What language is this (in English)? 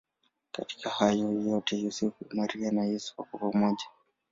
Swahili